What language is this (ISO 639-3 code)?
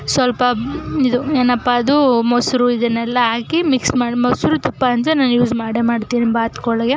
kan